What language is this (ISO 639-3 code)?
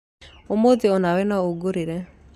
kik